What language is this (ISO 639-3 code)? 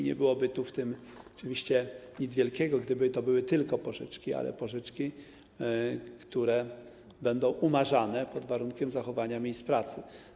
pol